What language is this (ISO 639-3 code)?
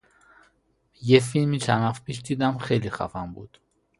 fas